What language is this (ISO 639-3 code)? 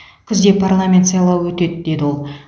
kaz